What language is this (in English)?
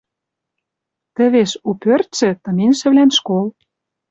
Western Mari